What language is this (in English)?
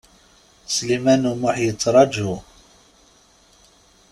Kabyle